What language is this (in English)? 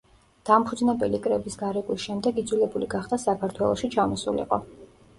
Georgian